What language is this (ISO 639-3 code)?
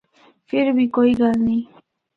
hno